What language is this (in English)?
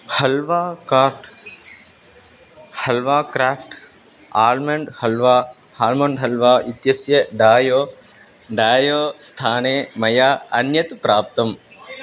Sanskrit